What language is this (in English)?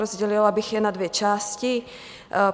Czech